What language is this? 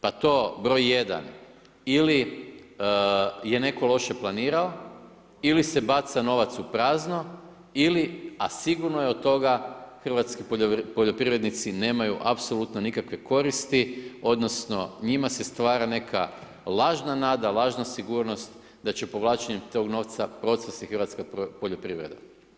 Croatian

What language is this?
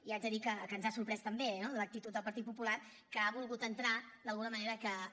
Catalan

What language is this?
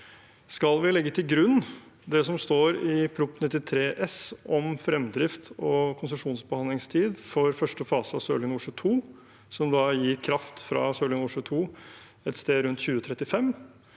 Norwegian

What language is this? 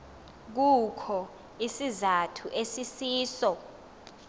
Xhosa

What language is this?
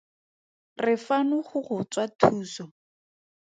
Tswana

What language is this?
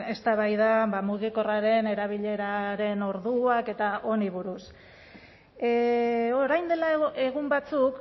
Basque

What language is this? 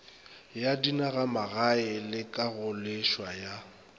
Northern Sotho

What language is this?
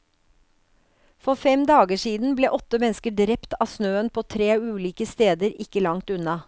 Norwegian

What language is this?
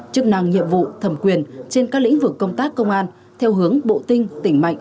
Vietnamese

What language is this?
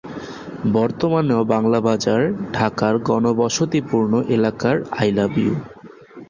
Bangla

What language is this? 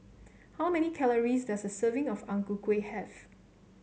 English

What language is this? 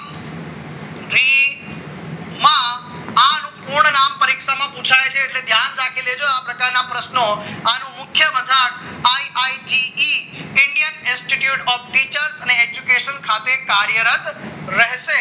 Gujarati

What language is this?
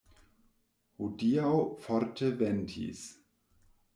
Esperanto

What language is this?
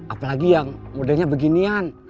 Indonesian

